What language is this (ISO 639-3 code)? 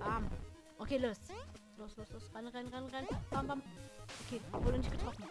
deu